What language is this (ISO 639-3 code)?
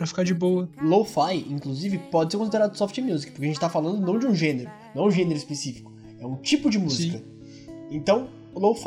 por